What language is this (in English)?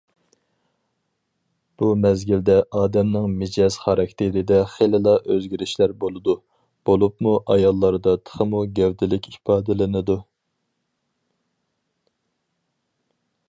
Uyghur